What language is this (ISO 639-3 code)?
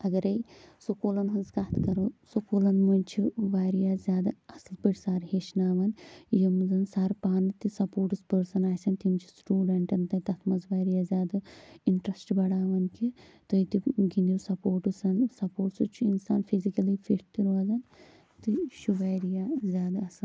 kas